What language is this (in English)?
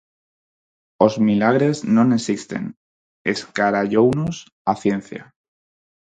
Galician